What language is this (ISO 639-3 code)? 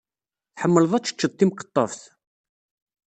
kab